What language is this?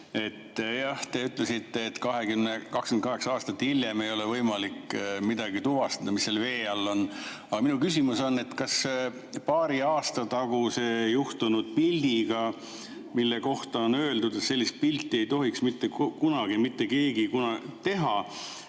Estonian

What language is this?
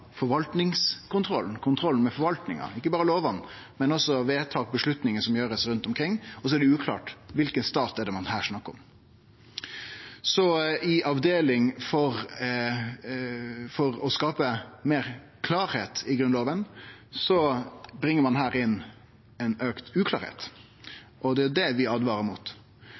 Norwegian Nynorsk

